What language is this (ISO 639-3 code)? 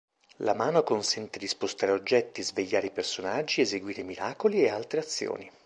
ita